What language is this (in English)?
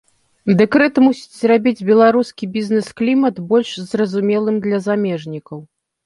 Belarusian